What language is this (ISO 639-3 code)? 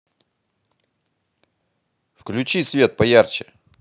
rus